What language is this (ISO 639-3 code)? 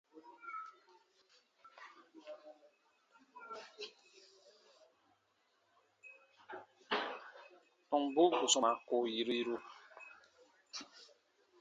bba